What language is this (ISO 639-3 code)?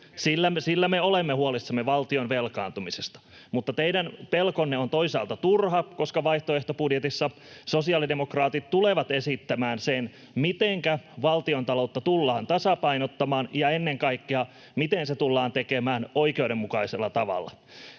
fin